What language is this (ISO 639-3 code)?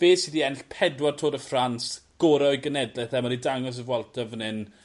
cym